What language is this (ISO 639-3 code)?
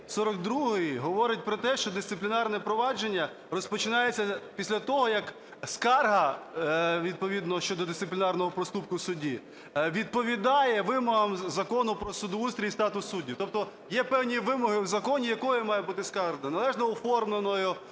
ukr